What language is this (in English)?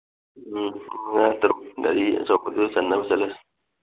Manipuri